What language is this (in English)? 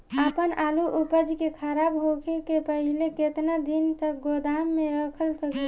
Bhojpuri